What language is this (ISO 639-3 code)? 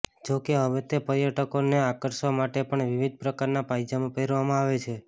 guj